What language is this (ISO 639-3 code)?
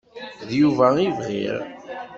kab